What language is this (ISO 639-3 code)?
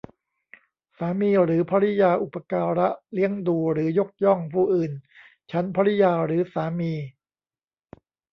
tha